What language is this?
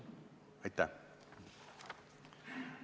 Estonian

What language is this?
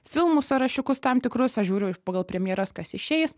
Lithuanian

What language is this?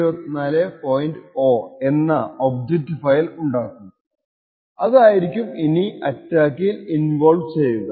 Malayalam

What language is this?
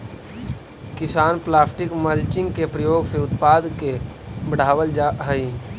Magahi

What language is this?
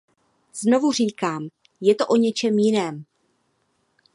Czech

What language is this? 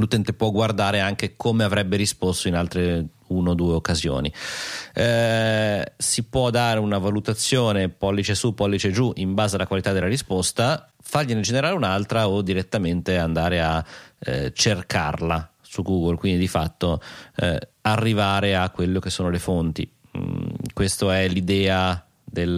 Italian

